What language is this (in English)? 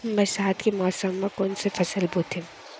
Chhattisgarhi